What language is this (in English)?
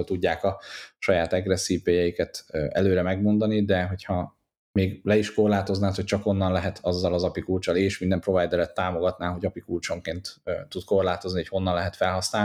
Hungarian